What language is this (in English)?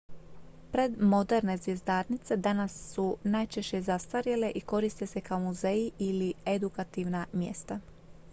Croatian